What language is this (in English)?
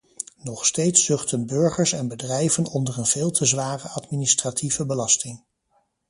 Dutch